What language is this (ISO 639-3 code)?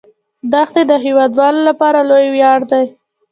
pus